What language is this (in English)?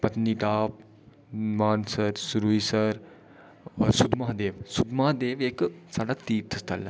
Dogri